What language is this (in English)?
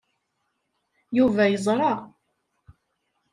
Kabyle